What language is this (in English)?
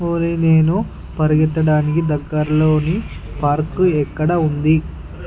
Telugu